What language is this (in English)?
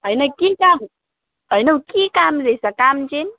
Nepali